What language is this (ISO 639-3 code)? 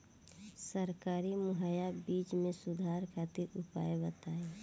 bho